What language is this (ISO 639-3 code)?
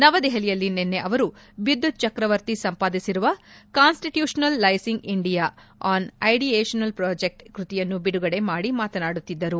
kan